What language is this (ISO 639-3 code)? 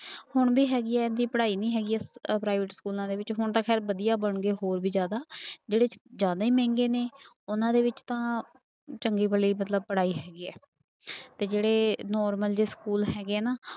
pan